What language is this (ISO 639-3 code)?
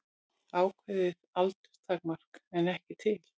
isl